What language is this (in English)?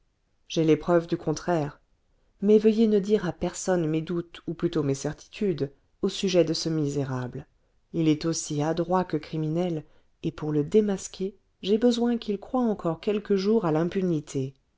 French